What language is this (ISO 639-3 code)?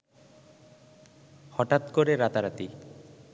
ben